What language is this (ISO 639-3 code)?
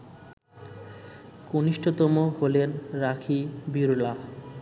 ben